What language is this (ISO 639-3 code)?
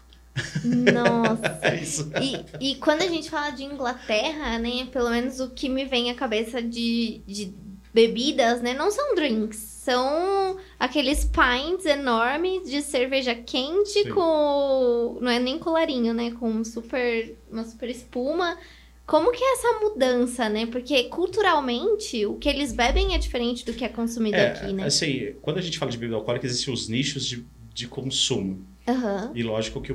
por